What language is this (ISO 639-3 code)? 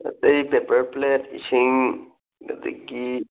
mni